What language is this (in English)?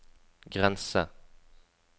Norwegian